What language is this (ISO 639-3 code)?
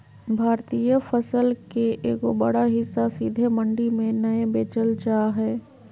mag